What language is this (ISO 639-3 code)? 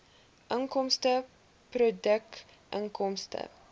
afr